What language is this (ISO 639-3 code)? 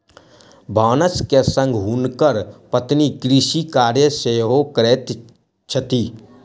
mai